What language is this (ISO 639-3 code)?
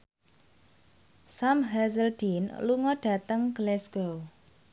jav